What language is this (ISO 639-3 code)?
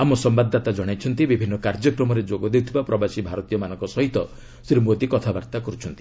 ori